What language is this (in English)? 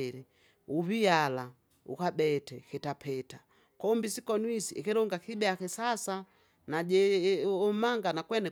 Kinga